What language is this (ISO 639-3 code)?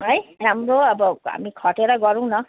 nep